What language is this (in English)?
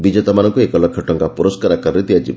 Odia